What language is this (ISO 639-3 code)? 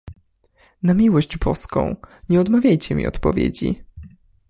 pol